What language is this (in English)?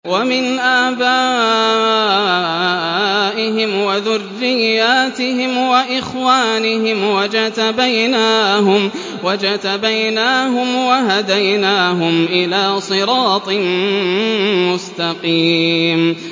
Arabic